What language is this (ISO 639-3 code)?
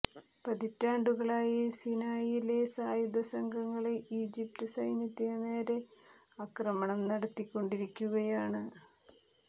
mal